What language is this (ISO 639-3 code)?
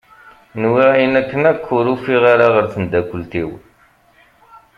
kab